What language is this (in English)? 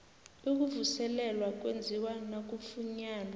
South Ndebele